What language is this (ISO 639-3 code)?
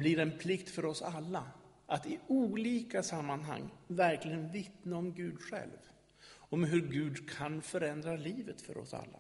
swe